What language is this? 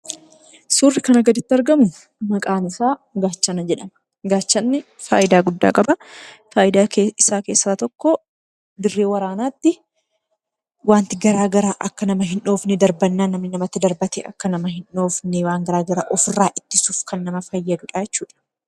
Oromo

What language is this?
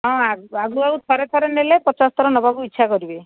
Odia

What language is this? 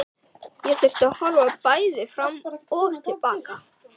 Icelandic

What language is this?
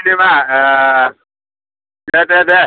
Bodo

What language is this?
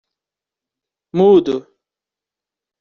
Portuguese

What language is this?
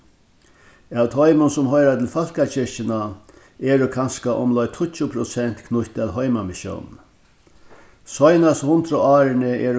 Faroese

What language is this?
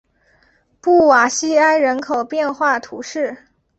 Chinese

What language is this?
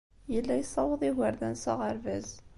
Kabyle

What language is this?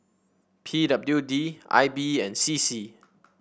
English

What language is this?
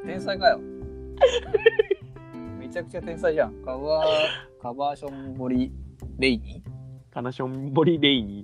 Japanese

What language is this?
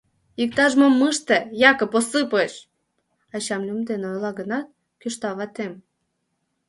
Mari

